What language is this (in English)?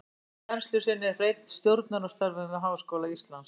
Icelandic